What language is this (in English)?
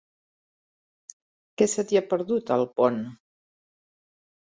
Catalan